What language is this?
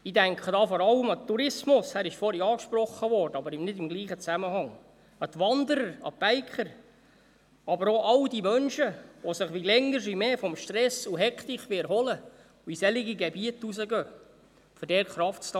Swiss German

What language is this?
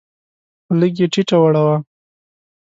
Pashto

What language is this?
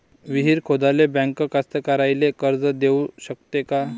Marathi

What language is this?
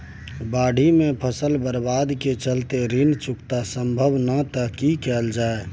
Maithili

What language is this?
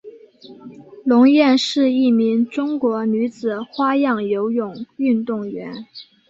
Chinese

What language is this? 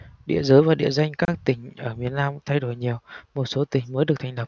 Vietnamese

